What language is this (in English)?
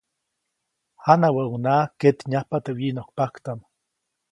Copainalá Zoque